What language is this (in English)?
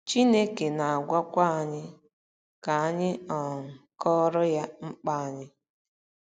Igbo